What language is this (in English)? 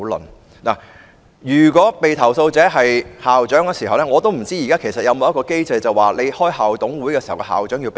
Cantonese